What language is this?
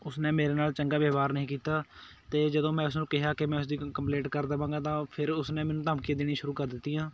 Punjabi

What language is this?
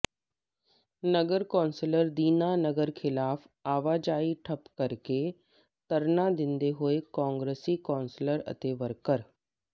Punjabi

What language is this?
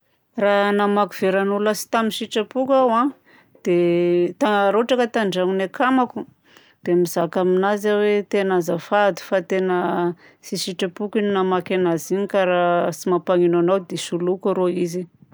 Southern Betsimisaraka Malagasy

